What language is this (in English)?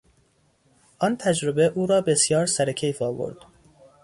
Persian